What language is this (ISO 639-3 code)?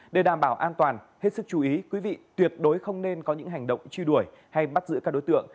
vie